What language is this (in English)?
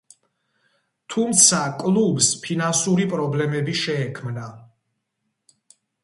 Georgian